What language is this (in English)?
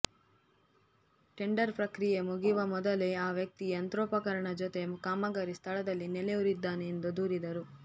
Kannada